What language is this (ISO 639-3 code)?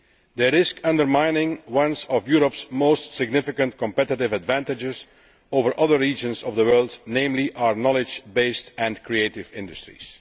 eng